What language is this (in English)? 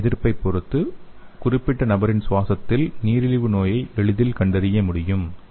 Tamil